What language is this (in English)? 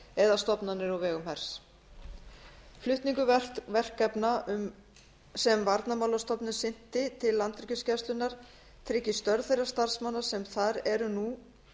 Icelandic